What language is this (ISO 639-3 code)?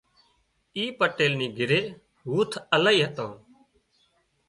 kxp